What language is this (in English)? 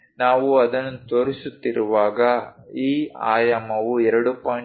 Kannada